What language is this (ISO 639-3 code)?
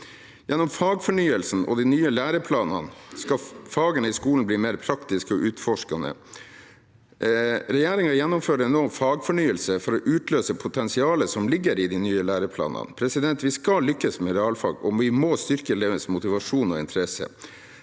nor